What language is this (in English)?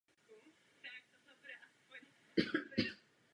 Czech